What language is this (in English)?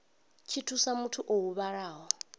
Venda